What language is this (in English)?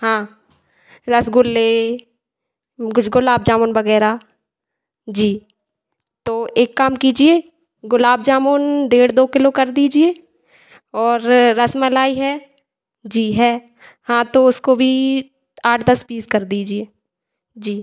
Hindi